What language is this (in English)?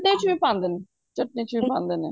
Punjabi